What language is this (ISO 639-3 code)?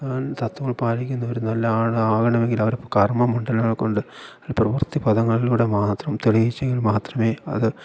mal